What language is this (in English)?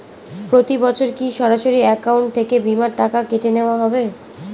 Bangla